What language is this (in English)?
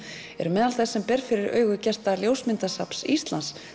Icelandic